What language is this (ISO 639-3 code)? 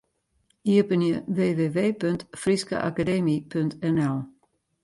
fry